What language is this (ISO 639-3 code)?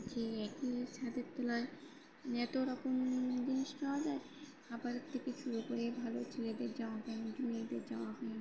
ben